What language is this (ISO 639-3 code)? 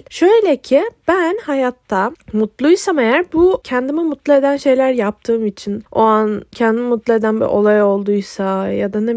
tur